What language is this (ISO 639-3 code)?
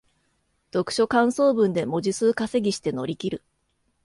jpn